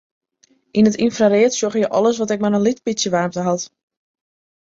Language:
Western Frisian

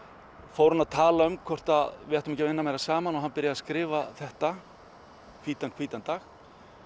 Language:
Icelandic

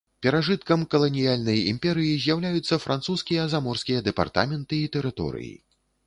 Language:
Belarusian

